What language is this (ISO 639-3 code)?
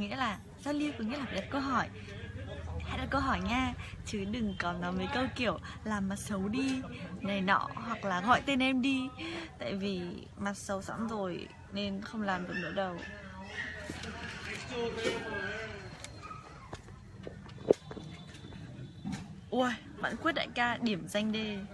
vie